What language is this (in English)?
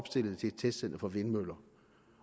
Danish